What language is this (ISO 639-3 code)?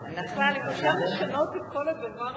heb